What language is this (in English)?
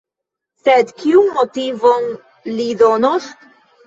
Esperanto